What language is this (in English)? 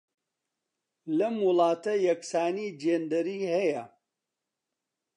Central Kurdish